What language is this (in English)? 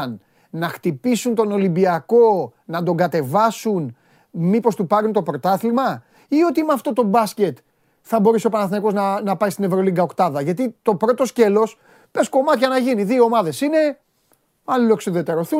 Greek